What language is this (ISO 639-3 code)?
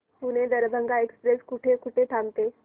mar